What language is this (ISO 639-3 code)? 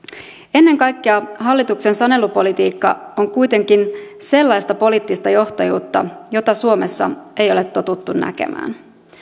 fin